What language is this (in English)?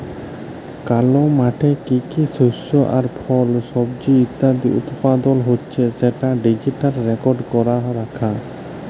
Bangla